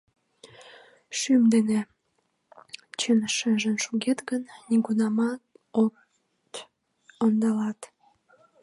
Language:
Mari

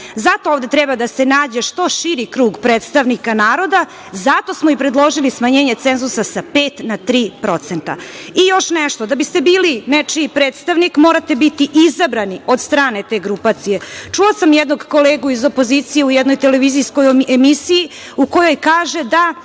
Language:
Serbian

